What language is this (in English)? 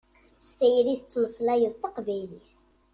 Kabyle